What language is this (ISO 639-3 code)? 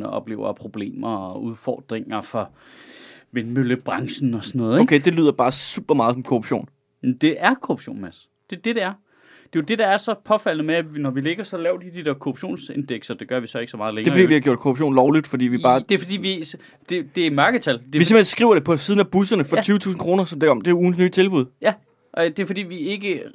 dan